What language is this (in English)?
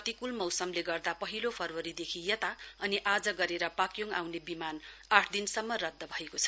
Nepali